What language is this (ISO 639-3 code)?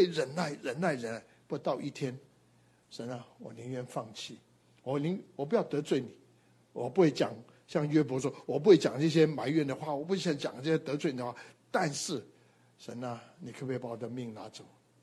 zho